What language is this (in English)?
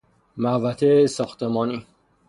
Persian